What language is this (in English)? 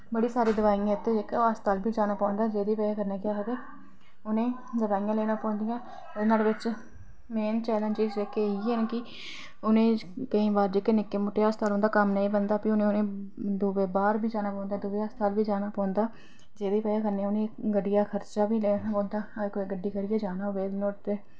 Dogri